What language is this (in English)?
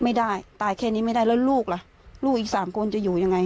Thai